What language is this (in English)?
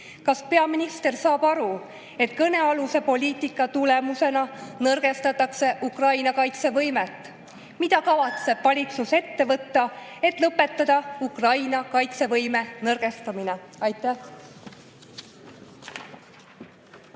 Estonian